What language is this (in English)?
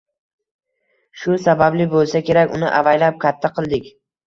Uzbek